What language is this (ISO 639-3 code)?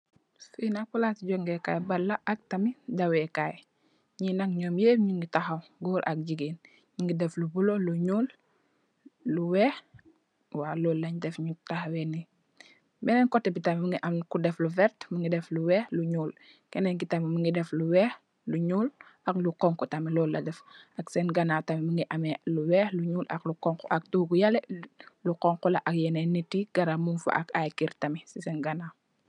wol